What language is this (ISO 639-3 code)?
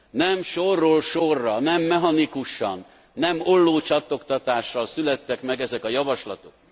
hun